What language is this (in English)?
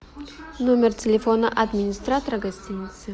Russian